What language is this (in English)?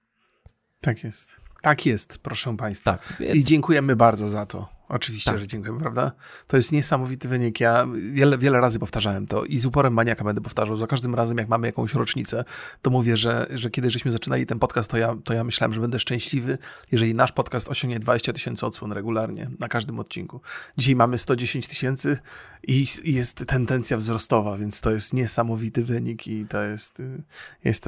Polish